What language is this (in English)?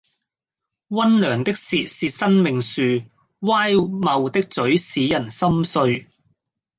Cantonese